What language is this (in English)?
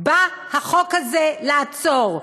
Hebrew